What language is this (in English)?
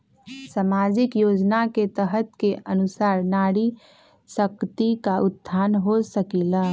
Magahi